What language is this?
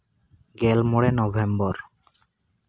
Santali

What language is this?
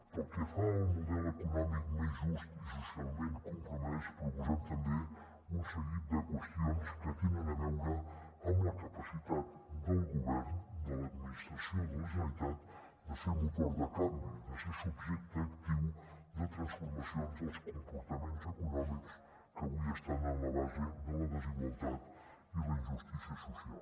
Catalan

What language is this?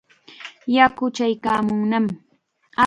Chiquián Ancash Quechua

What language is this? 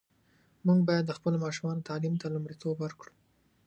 Pashto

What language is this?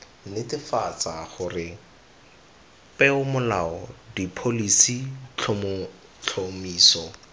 Tswana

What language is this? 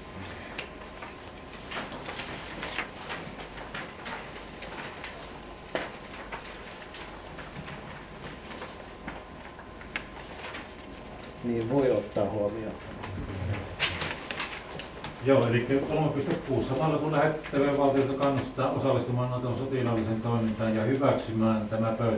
Finnish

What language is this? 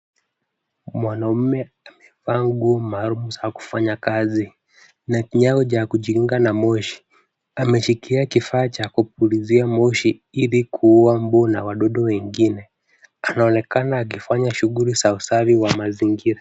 Swahili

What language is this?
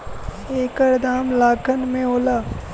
Bhojpuri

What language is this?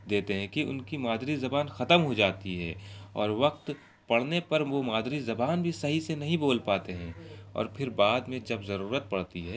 Urdu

